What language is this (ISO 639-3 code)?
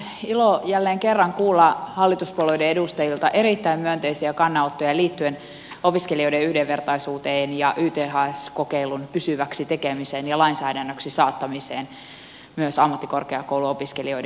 fin